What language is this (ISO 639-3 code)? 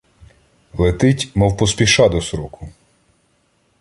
ukr